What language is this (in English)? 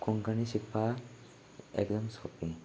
Konkani